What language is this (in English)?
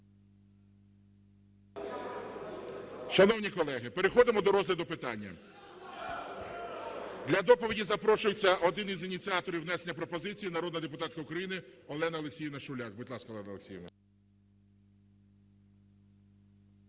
Ukrainian